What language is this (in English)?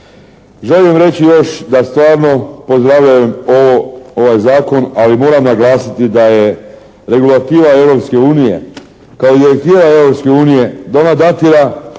Croatian